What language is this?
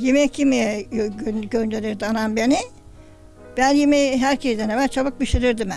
Turkish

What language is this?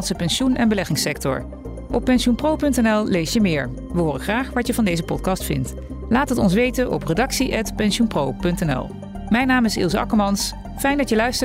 Dutch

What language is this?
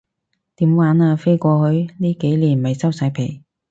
Cantonese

